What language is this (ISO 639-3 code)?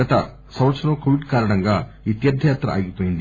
tel